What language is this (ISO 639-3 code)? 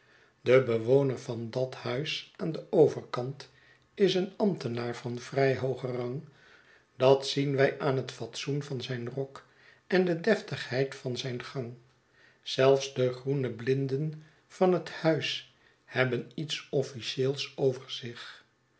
nld